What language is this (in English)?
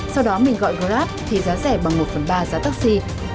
Vietnamese